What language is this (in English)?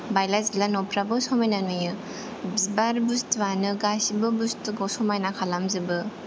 Bodo